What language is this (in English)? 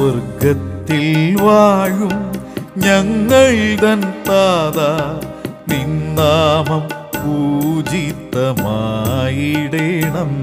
Malayalam